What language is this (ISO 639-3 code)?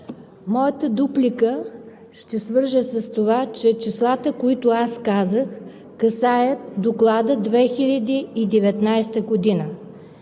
bul